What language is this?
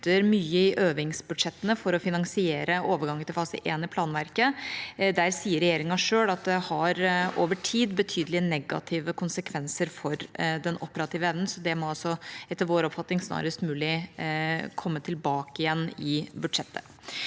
Norwegian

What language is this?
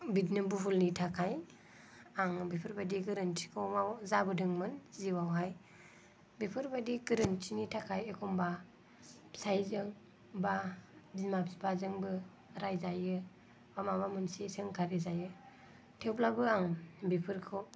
Bodo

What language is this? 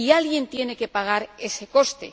Spanish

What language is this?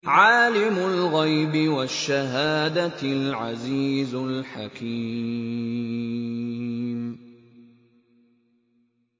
Arabic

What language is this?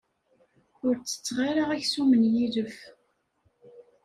Kabyle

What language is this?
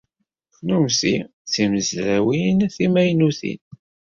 Kabyle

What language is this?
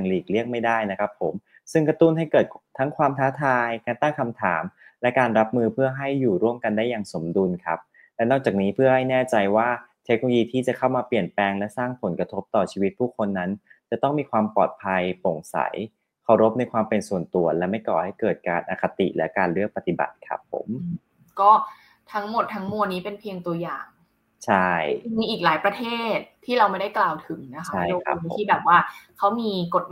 Thai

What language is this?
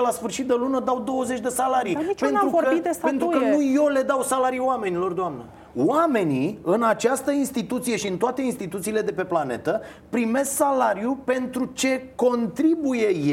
Romanian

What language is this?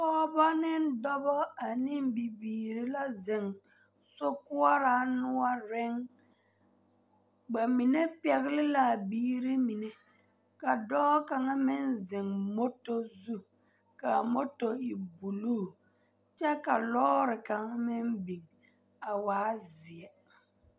Southern Dagaare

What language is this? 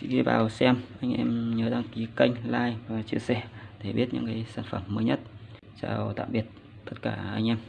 Vietnamese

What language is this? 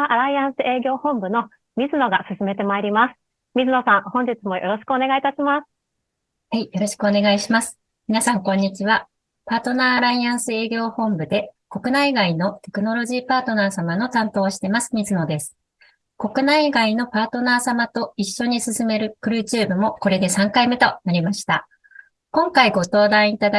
Japanese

